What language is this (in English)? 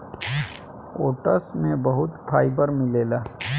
Bhojpuri